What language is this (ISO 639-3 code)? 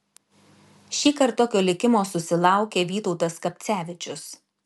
lit